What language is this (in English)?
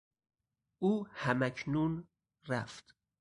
Persian